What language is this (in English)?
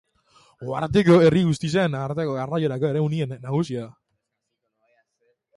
Basque